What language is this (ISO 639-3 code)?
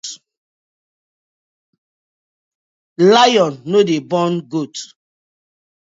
pcm